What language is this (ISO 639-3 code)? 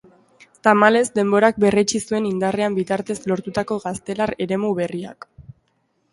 eus